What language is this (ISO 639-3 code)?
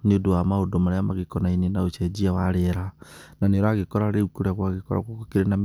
kik